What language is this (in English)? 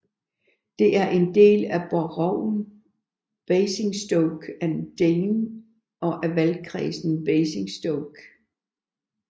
Danish